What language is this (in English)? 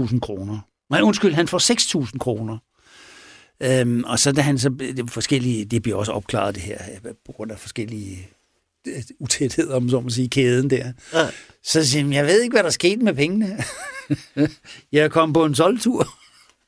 Danish